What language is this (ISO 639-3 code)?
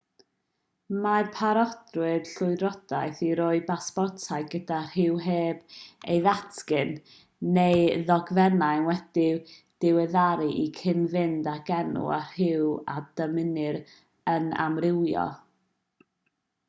cym